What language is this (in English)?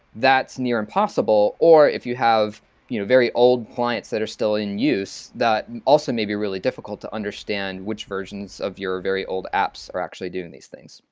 English